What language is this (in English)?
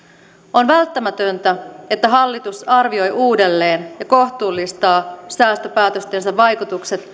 Finnish